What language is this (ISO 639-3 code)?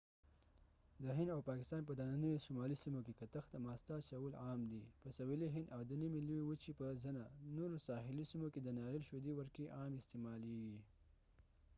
pus